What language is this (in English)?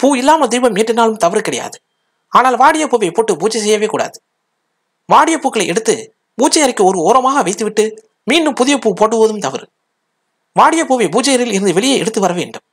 Romanian